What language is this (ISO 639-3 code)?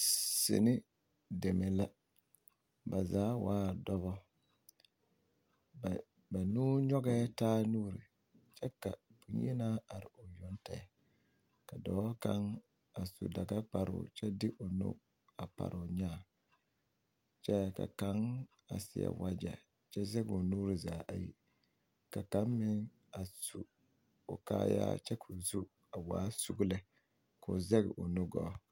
dga